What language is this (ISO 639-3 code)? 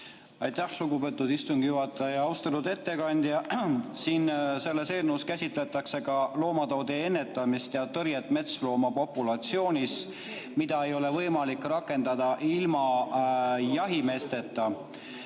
est